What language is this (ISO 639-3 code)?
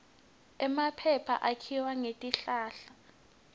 ssw